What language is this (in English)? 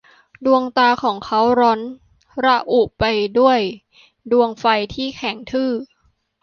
Thai